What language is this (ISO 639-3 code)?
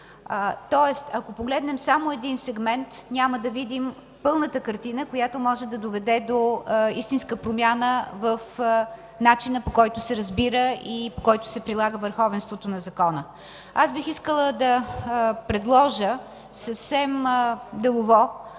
bul